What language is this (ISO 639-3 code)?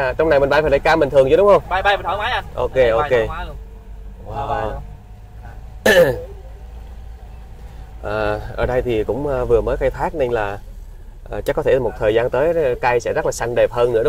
vie